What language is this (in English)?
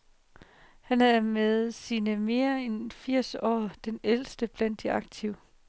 Danish